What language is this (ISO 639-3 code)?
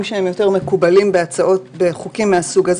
heb